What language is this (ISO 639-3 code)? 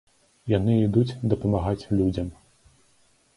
bel